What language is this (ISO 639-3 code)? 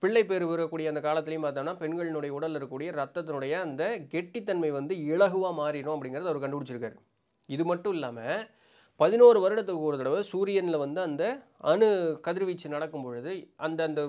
tam